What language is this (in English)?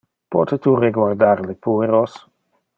Interlingua